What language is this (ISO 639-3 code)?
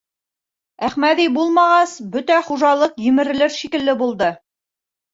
bak